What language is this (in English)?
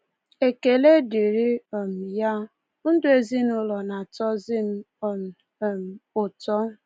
Igbo